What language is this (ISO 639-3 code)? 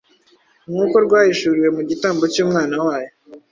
kin